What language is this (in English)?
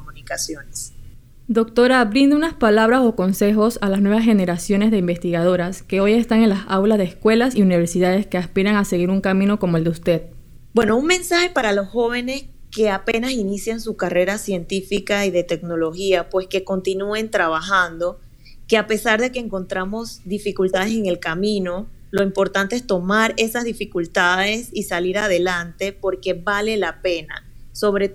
Spanish